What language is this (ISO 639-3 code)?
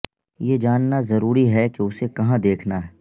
urd